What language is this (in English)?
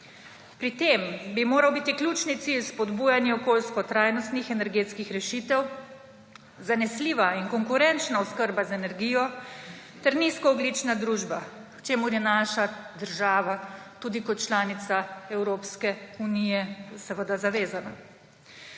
Slovenian